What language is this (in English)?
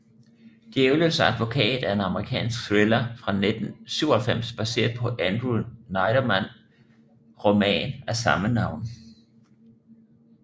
Danish